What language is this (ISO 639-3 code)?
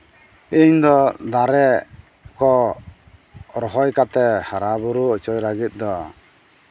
sat